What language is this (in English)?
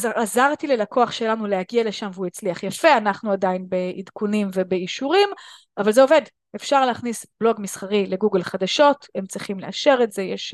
Hebrew